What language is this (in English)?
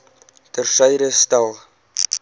Afrikaans